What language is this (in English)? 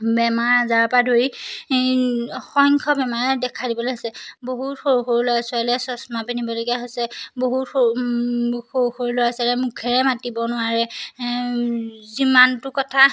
Assamese